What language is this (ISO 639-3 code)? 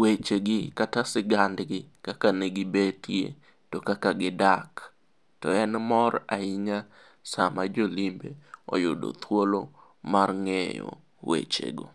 luo